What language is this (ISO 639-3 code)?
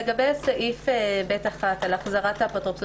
heb